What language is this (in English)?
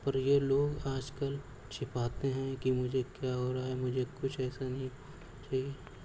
Urdu